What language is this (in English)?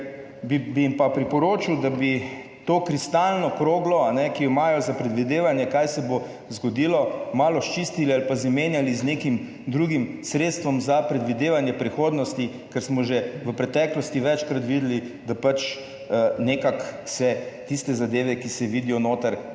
Slovenian